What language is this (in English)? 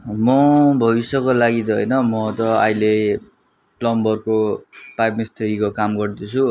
Nepali